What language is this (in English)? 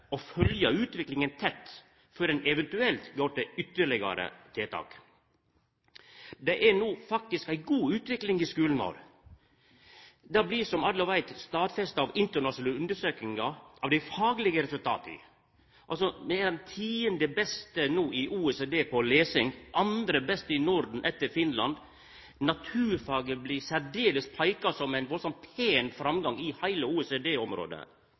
Norwegian Nynorsk